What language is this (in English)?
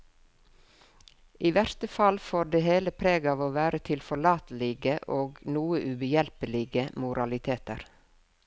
Norwegian